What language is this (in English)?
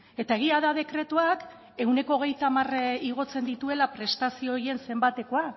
Basque